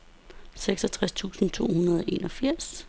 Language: Danish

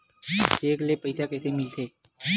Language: Chhattisgarhi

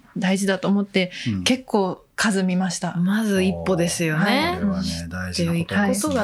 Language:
Japanese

